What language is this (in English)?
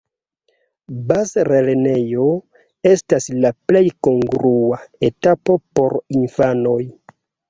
Esperanto